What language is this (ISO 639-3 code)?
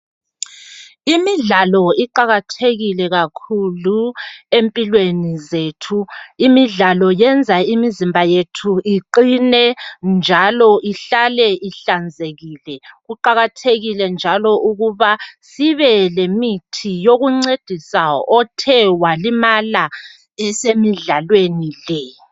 nde